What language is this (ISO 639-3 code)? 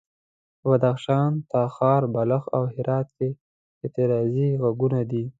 pus